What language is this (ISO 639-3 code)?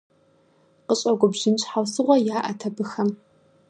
kbd